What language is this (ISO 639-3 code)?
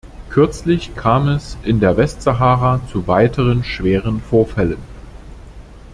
deu